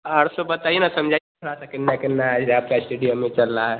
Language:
Hindi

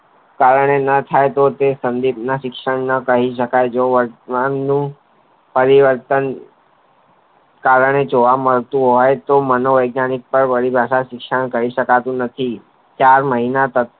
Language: Gujarati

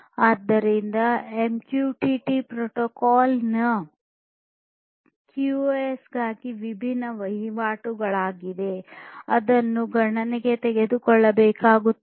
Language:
Kannada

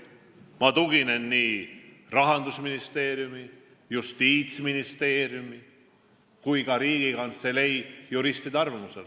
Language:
Estonian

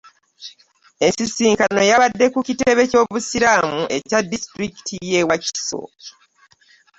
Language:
Ganda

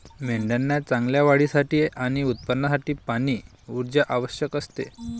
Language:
Marathi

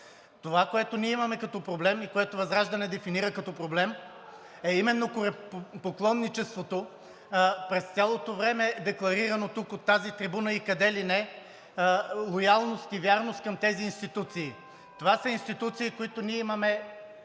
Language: Bulgarian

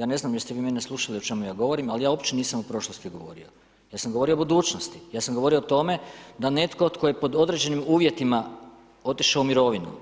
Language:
Croatian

